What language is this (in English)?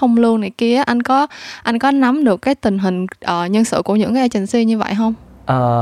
Vietnamese